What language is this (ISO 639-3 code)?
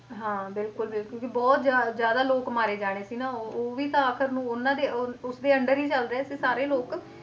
pan